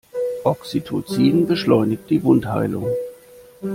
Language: German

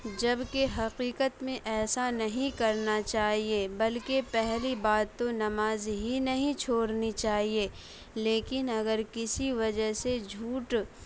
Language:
Urdu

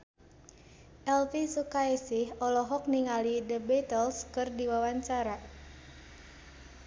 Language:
Sundanese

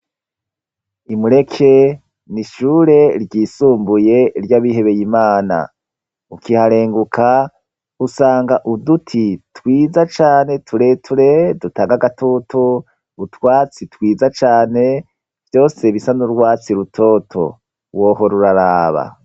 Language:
Rundi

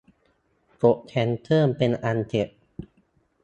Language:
Thai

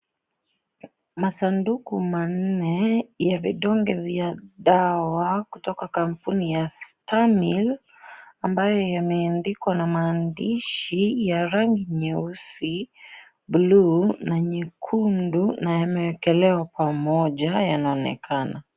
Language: Swahili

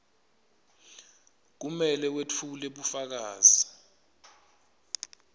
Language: Swati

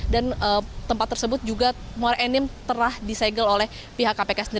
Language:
Indonesian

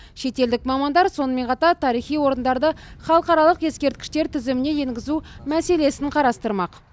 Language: Kazakh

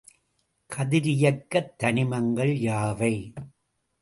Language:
Tamil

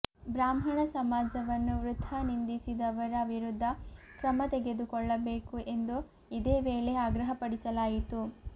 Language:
Kannada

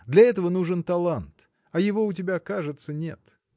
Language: Russian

